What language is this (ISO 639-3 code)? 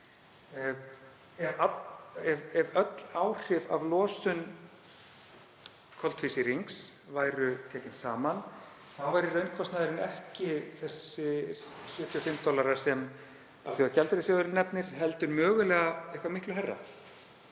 isl